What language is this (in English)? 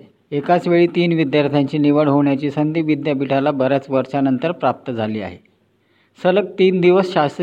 Marathi